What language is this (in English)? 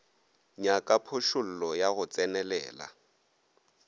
Northern Sotho